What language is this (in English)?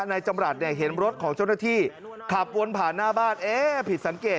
Thai